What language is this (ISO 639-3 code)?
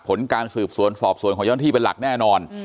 tha